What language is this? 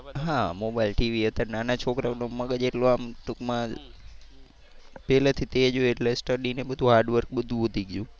Gujarati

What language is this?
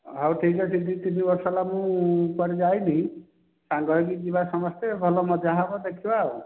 Odia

